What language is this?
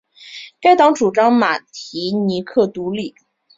Chinese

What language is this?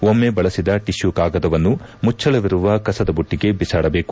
Kannada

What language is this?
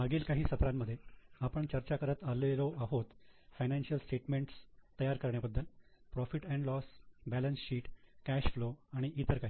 Marathi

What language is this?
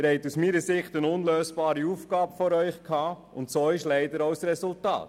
Swiss German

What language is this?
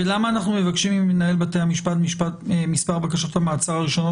Hebrew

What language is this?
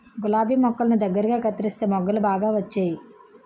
Telugu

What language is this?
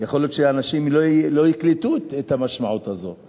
Hebrew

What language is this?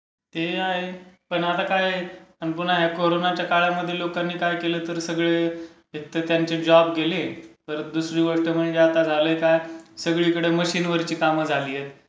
Marathi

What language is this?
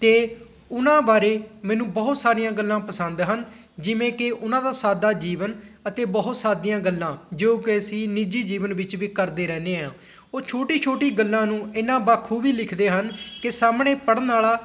Punjabi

